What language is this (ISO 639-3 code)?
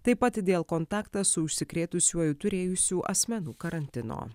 lit